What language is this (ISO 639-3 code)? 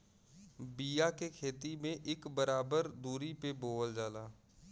bho